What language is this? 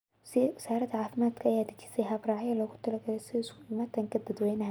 Somali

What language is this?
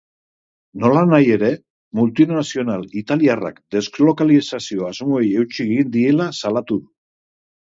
Basque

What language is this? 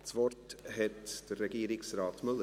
Swiss German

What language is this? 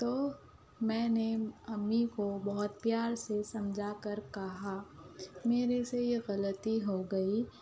Urdu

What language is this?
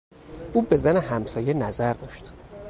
Persian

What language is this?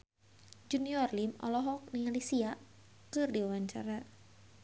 Sundanese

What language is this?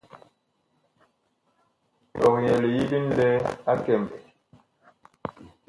Bakoko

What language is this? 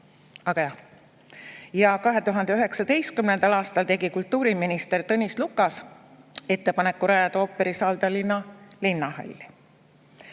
Estonian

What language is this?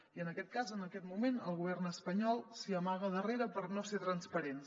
Catalan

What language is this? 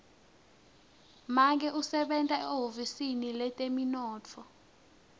Swati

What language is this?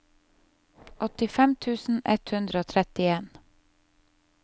Norwegian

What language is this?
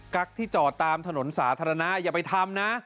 Thai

